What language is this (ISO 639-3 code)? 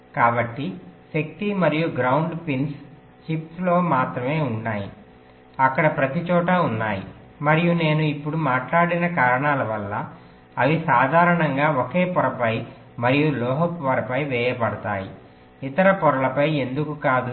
tel